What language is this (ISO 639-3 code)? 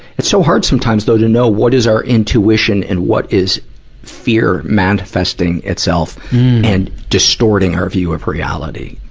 eng